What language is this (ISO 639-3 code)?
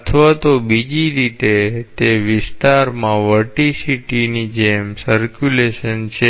guj